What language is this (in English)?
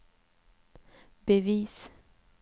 Swedish